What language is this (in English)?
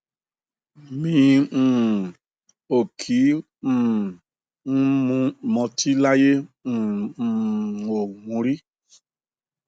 Yoruba